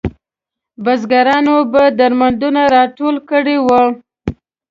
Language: Pashto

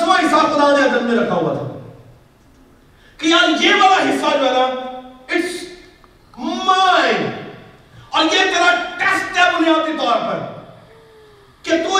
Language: Urdu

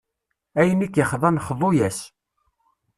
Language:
Kabyle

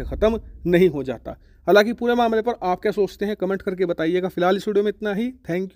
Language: Hindi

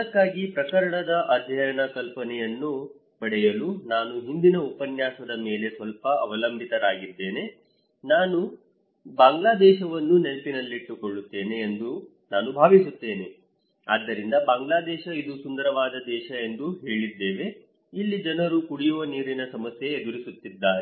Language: Kannada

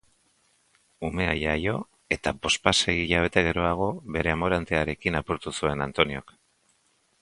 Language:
Basque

